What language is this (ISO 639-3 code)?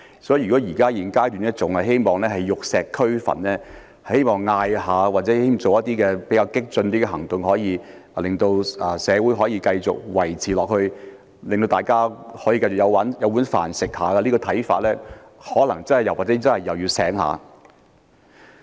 yue